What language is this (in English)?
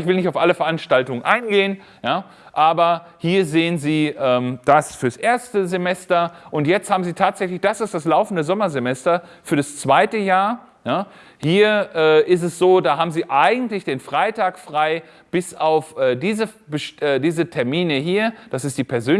German